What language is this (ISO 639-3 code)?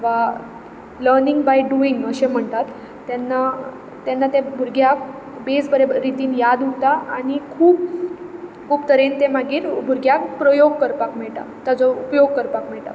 kok